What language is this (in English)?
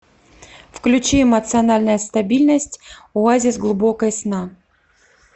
Russian